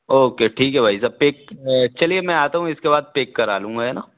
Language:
Hindi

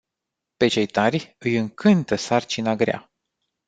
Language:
Romanian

